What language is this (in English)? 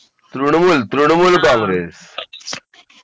Marathi